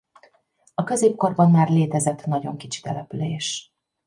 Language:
Hungarian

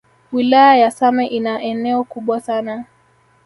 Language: Swahili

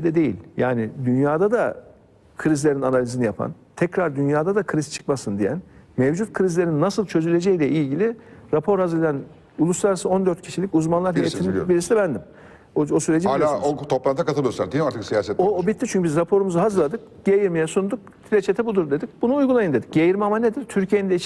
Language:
Turkish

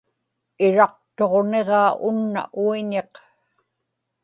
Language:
Inupiaq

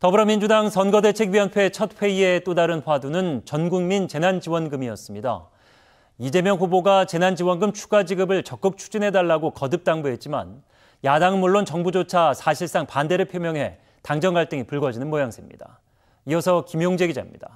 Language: Korean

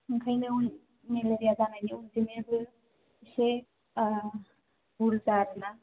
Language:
Bodo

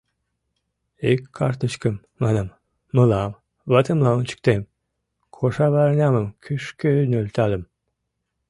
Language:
Mari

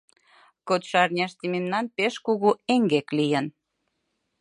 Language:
Mari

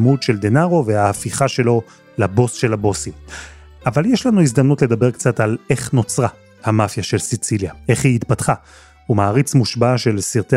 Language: Hebrew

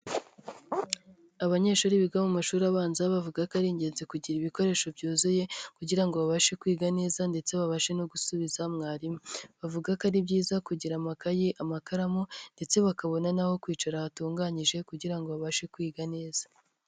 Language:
Kinyarwanda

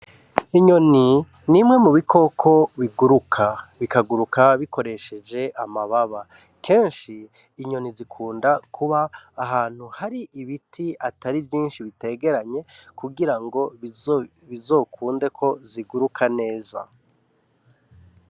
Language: Rundi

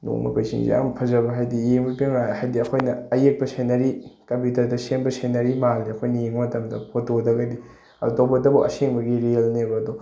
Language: Manipuri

